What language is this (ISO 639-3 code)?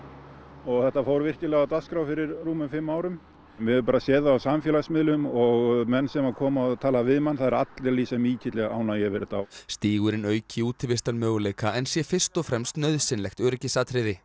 isl